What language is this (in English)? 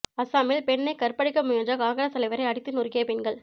Tamil